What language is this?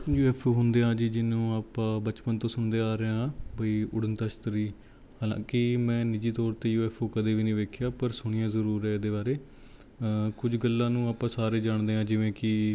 Punjabi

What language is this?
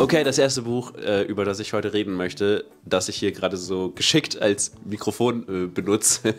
German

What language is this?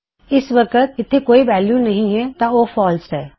Punjabi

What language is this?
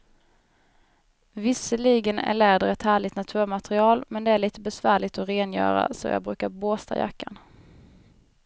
Swedish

